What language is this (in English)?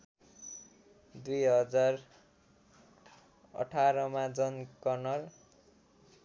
Nepali